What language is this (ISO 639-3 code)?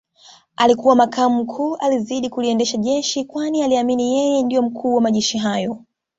swa